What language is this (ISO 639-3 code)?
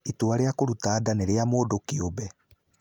kik